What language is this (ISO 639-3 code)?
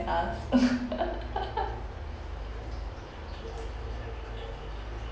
eng